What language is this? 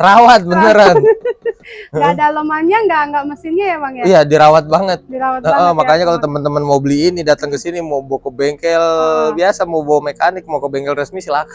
Indonesian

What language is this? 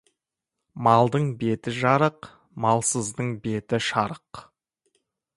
Kazakh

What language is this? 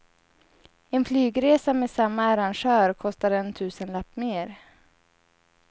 Swedish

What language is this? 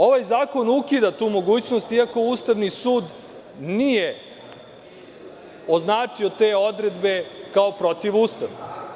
Serbian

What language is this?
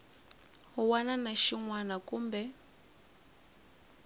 Tsonga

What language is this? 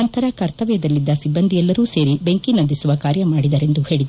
Kannada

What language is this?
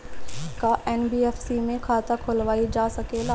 Bhojpuri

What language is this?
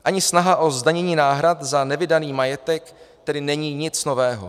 Czech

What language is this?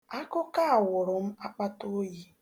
Igbo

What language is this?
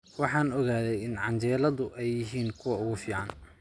Somali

